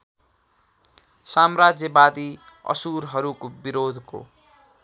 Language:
Nepali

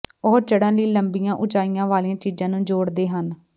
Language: Punjabi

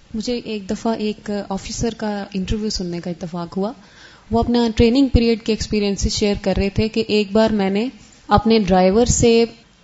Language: Urdu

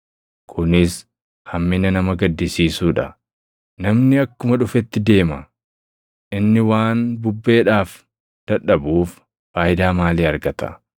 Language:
Oromo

